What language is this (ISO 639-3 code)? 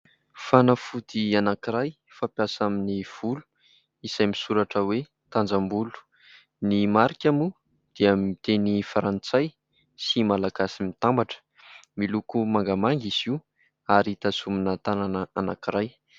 mlg